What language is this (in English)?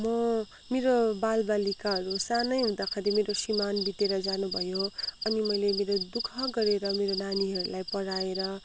Nepali